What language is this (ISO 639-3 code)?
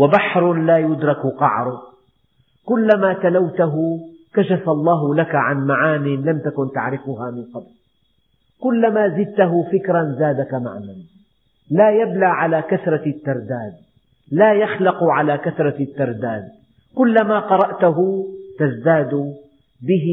ara